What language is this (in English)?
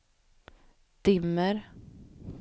Swedish